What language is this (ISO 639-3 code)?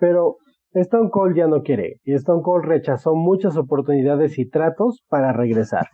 spa